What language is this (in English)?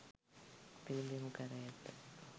Sinhala